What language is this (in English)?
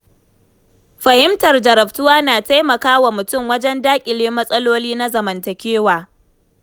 Hausa